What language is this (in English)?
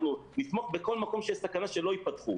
Hebrew